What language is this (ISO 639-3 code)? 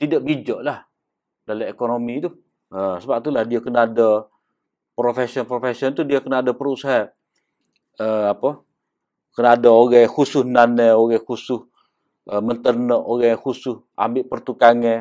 msa